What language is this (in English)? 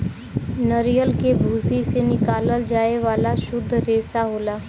Bhojpuri